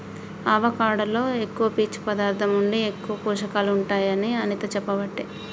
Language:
Telugu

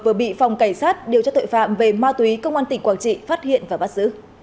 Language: Vietnamese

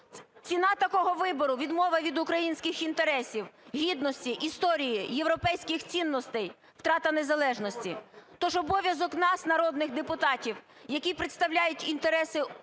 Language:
Ukrainian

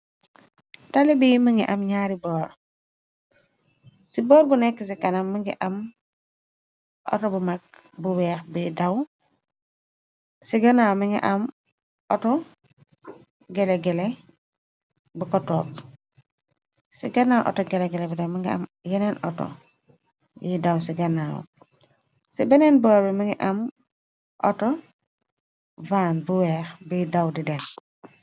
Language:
Wolof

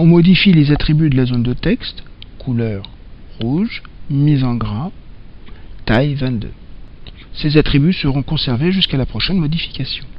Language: French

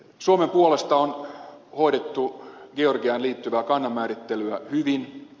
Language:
Finnish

